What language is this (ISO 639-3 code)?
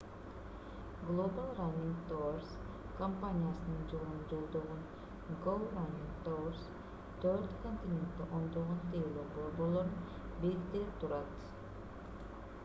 kir